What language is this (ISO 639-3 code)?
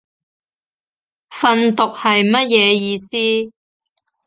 yue